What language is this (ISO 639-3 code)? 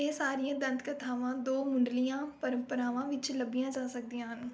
pan